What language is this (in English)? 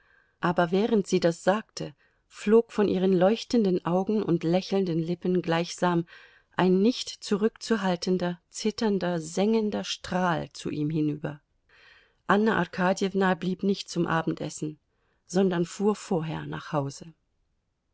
German